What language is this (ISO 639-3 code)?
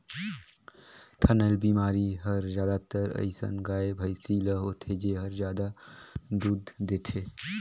hne